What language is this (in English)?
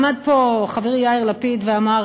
Hebrew